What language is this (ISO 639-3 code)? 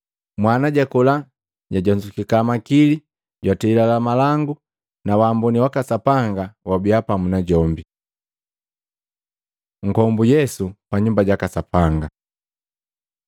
mgv